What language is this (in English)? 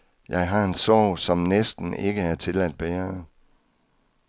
Danish